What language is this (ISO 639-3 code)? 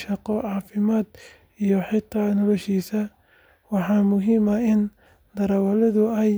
som